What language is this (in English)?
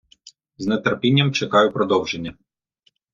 Ukrainian